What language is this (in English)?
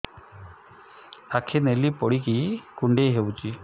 Odia